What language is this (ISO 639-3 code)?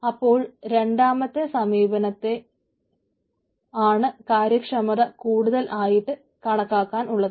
mal